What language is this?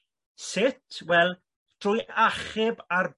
Welsh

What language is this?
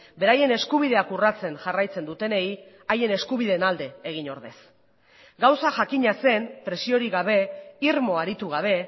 Basque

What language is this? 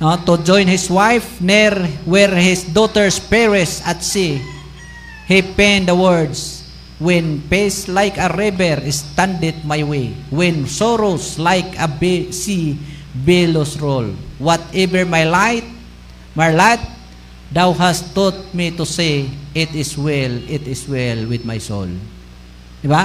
Filipino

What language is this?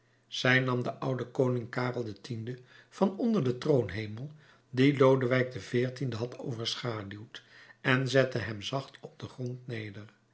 Dutch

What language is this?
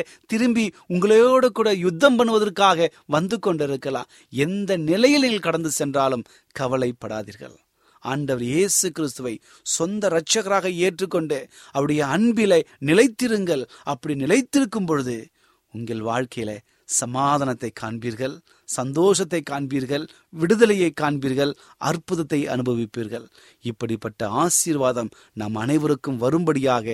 Tamil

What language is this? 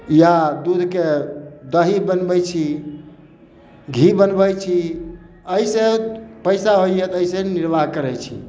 Maithili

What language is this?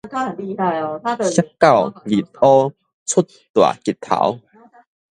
Min Nan Chinese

